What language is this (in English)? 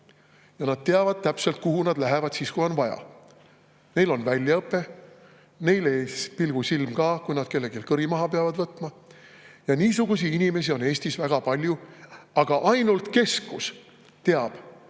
Estonian